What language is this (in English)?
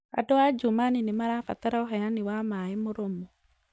Kikuyu